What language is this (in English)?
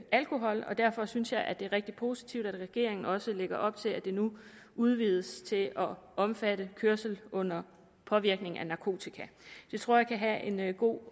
Danish